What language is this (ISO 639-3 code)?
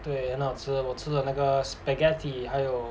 eng